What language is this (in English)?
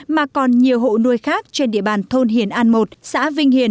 Vietnamese